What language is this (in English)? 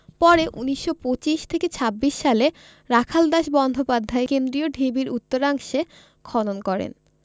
Bangla